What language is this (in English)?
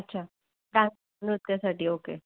Marathi